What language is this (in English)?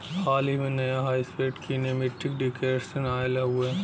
Bhojpuri